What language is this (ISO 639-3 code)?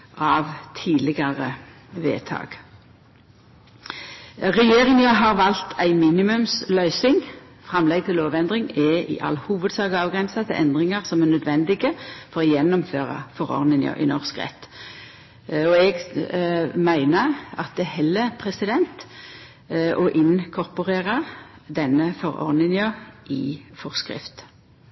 nno